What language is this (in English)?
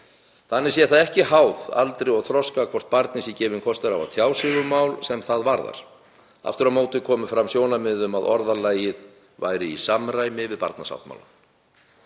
Icelandic